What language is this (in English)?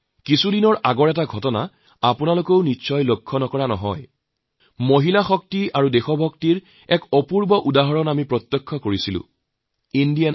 Assamese